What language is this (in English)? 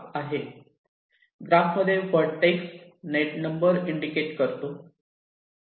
Marathi